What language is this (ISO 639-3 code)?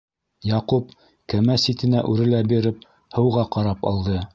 bak